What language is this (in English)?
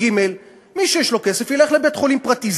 Hebrew